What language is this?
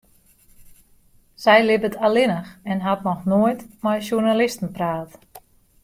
Western Frisian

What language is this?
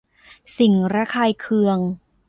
Thai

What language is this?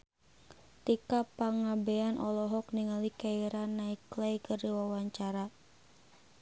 Sundanese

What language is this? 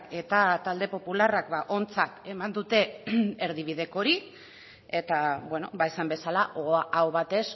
Basque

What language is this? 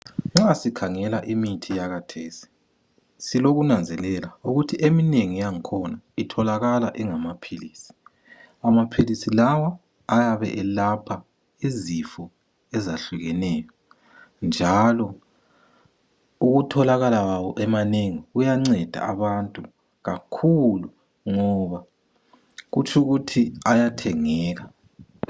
North Ndebele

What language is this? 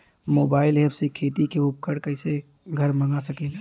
Bhojpuri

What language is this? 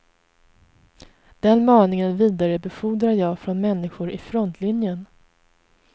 Swedish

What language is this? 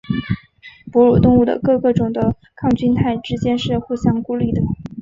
Chinese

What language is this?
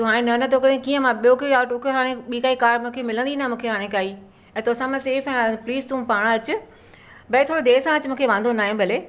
Sindhi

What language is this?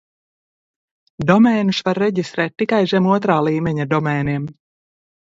Latvian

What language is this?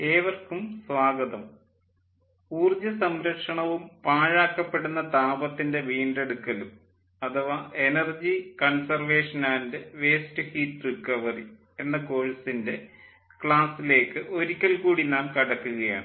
Malayalam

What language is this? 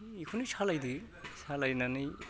Bodo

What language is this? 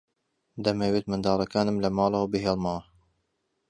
Central Kurdish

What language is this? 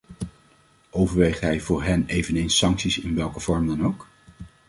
Dutch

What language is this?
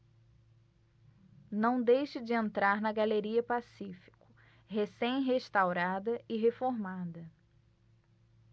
Portuguese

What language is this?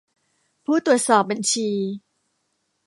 Thai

